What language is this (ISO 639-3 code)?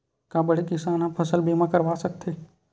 hne